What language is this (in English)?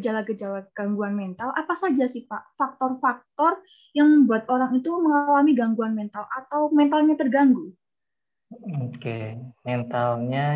Indonesian